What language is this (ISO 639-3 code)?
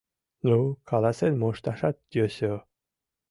chm